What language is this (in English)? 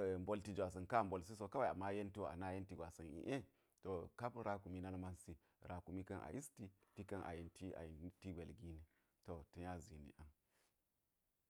Geji